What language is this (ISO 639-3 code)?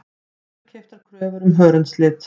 isl